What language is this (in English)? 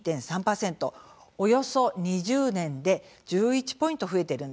Japanese